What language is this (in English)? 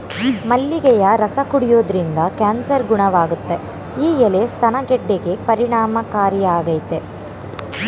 Kannada